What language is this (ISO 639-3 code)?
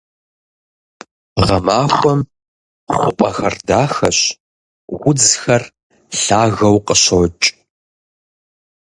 kbd